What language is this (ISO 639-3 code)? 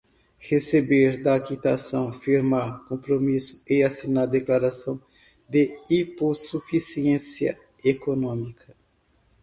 por